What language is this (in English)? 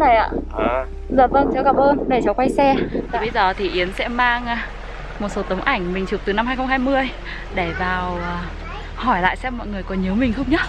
Vietnamese